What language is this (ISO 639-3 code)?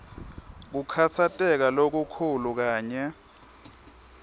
ssw